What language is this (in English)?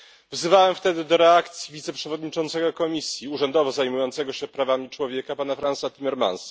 Polish